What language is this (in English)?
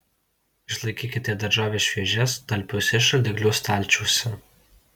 Lithuanian